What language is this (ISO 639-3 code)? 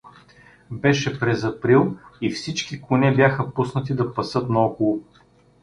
bul